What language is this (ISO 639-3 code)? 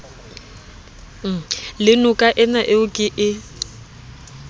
sot